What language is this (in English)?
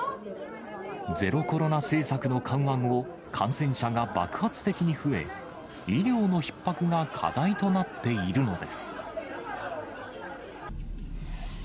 Japanese